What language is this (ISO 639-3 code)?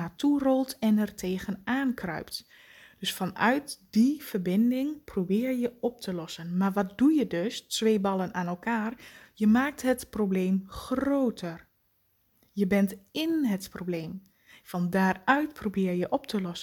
nld